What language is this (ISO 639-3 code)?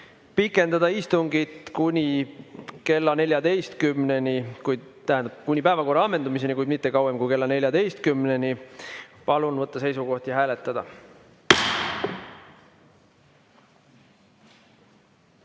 est